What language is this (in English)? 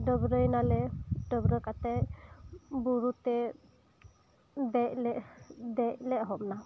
Santali